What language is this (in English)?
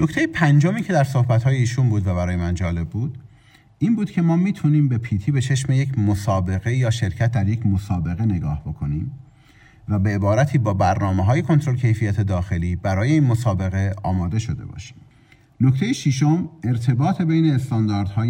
Persian